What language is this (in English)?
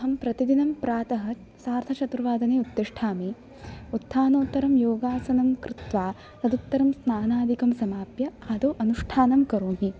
Sanskrit